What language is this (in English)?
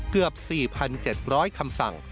Thai